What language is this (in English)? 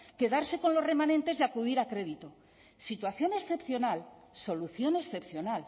Spanish